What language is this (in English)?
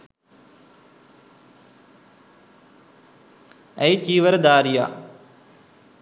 Sinhala